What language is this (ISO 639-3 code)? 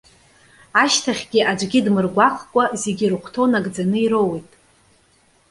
abk